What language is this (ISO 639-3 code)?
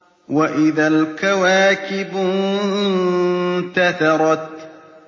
ara